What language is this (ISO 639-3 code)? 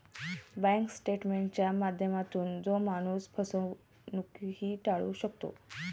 mar